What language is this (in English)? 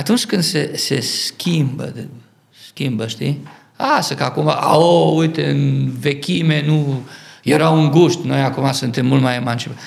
Romanian